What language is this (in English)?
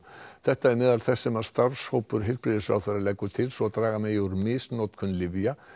Icelandic